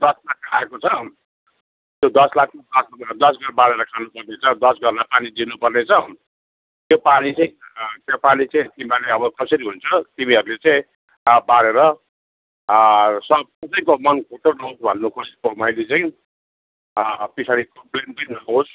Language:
Nepali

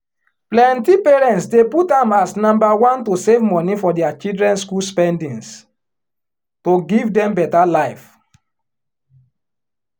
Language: Nigerian Pidgin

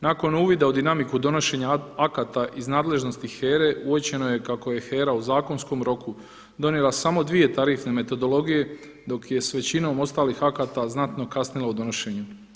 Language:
Croatian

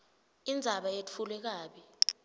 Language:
Swati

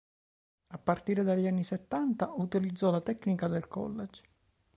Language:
Italian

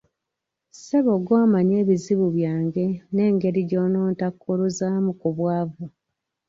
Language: Ganda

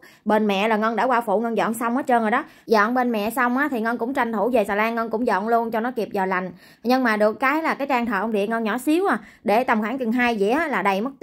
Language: Vietnamese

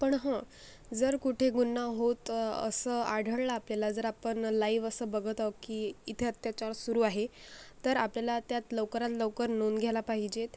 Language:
Marathi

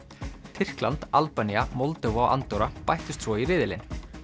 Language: Icelandic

